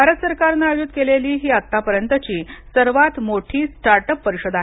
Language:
Marathi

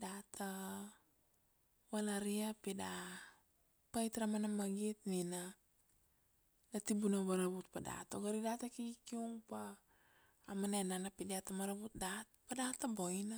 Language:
Kuanua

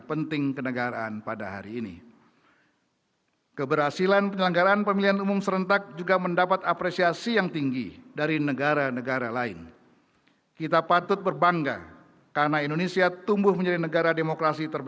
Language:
Indonesian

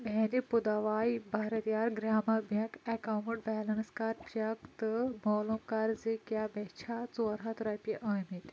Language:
Kashmiri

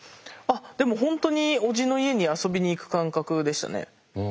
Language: Japanese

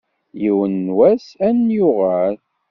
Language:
Kabyle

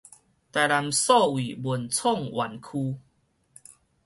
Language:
Min Nan Chinese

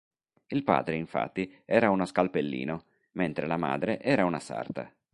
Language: Italian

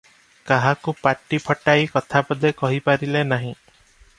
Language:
Odia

